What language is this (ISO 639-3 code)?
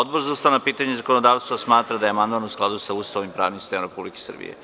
srp